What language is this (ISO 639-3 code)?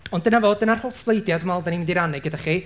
cym